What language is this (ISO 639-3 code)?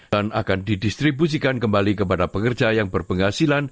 ind